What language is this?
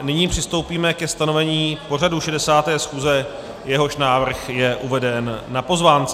Czech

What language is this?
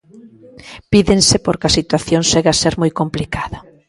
Galician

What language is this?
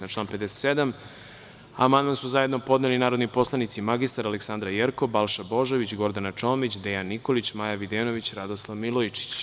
Serbian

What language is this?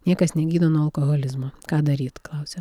Lithuanian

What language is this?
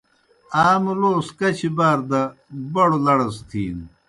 Kohistani Shina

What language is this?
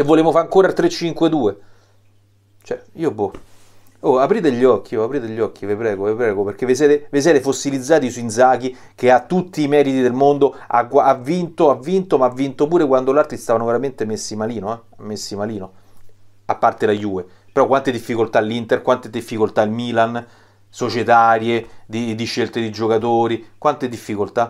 Italian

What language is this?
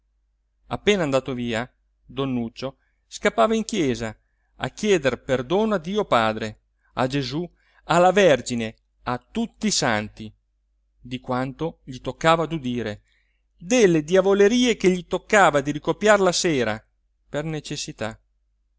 Italian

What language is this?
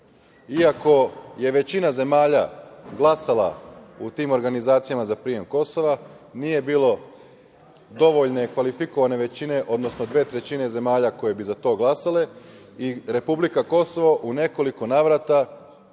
Serbian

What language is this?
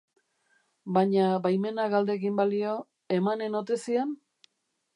Basque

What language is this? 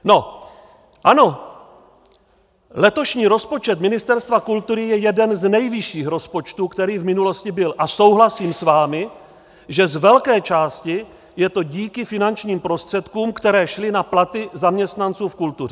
Czech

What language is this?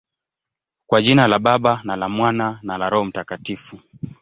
Swahili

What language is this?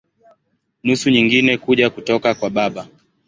Swahili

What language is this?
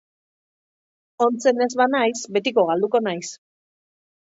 Basque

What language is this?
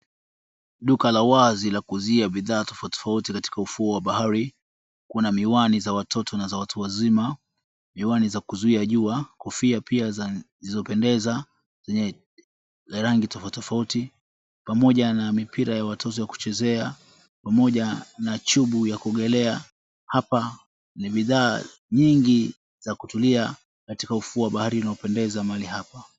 Swahili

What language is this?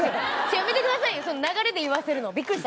Japanese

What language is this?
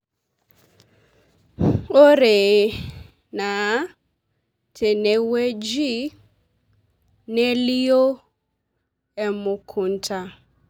Masai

